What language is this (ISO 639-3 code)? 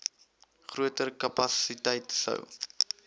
afr